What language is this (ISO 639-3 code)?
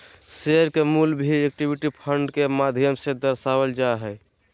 mag